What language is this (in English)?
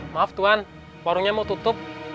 Indonesian